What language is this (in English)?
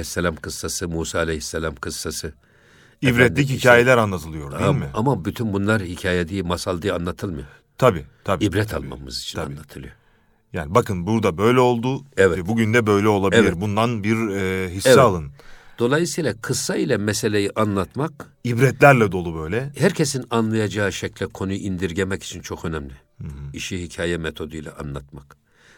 Turkish